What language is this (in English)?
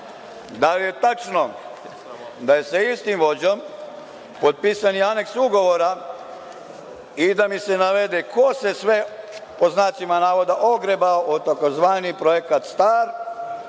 Serbian